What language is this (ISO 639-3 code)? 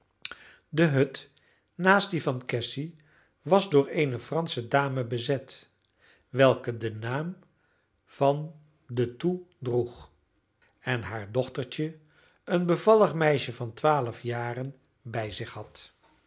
nld